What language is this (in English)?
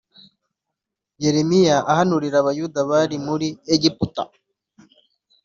Kinyarwanda